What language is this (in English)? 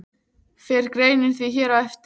Icelandic